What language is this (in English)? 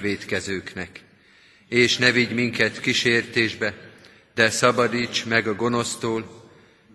Hungarian